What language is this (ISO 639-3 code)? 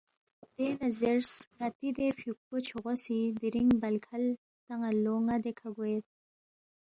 bft